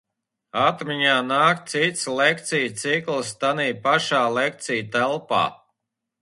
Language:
Latvian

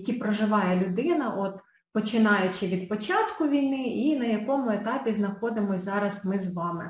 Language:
Ukrainian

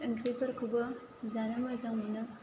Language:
Bodo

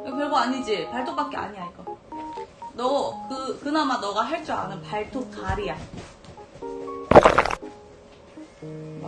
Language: Korean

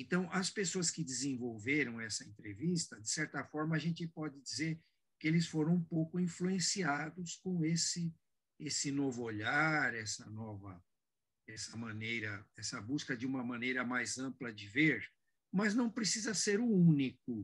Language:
Portuguese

